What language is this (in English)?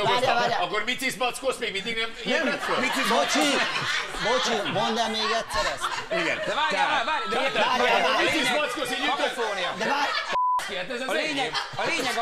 Hungarian